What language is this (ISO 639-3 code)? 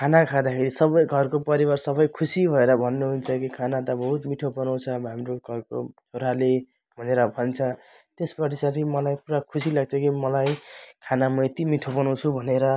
nep